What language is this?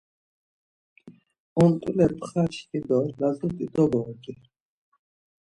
Laz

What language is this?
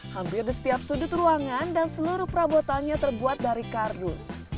Indonesian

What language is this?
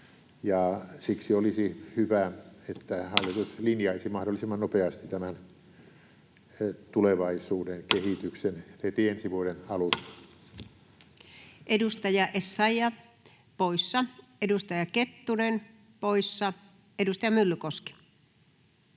Finnish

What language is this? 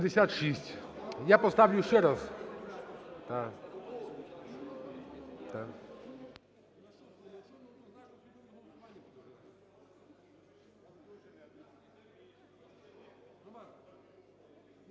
Ukrainian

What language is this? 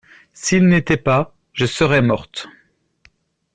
French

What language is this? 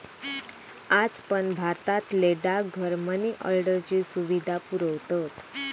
Marathi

